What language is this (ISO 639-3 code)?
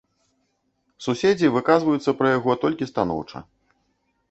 bel